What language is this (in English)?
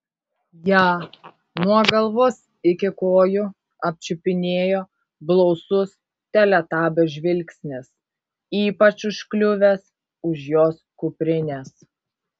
Lithuanian